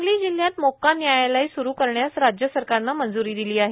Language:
Marathi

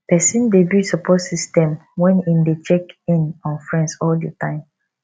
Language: Nigerian Pidgin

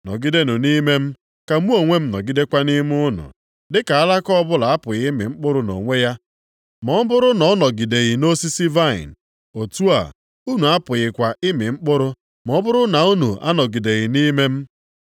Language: Igbo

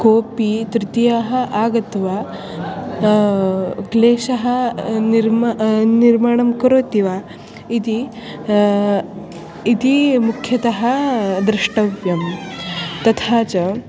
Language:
Sanskrit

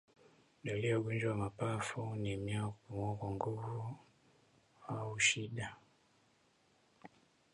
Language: Swahili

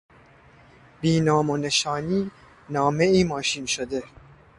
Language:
Persian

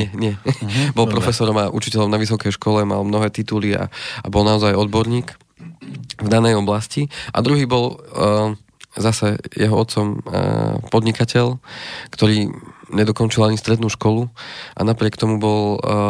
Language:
Slovak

